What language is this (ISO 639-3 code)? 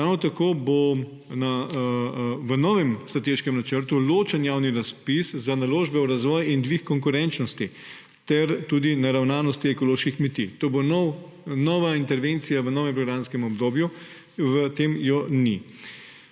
slv